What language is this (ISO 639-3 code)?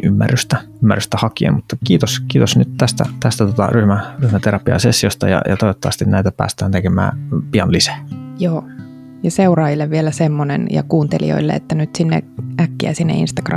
fin